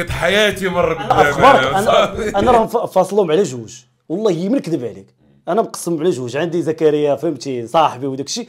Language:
Arabic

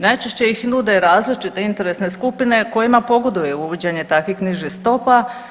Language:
Croatian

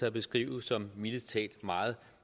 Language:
Danish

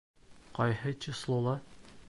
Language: Bashkir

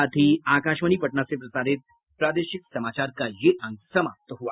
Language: Hindi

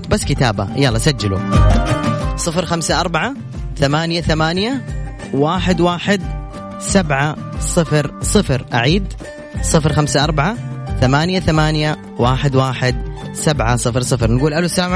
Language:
Arabic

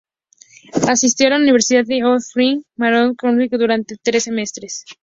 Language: Spanish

